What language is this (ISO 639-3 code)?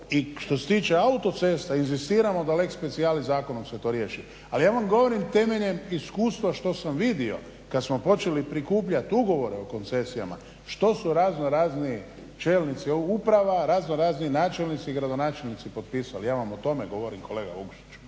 hrv